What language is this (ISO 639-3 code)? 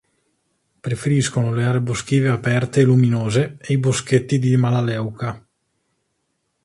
ita